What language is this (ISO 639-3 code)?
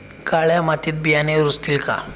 mar